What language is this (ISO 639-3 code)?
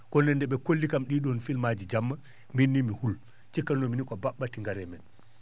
ful